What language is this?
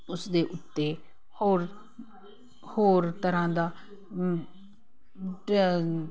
Punjabi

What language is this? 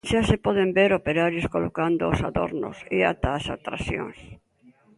Galician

